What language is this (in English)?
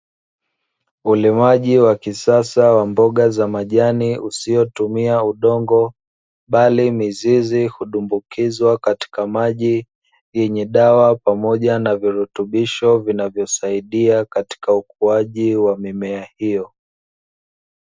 Swahili